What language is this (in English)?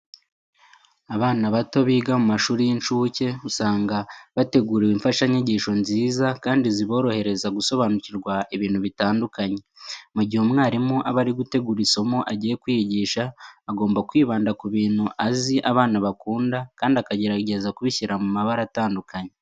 Kinyarwanda